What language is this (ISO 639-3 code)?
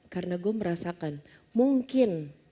ind